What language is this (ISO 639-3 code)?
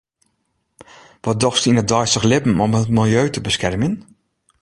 fry